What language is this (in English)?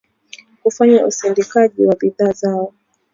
Swahili